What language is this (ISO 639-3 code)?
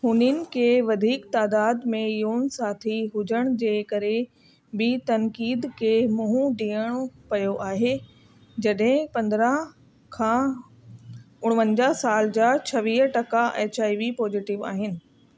snd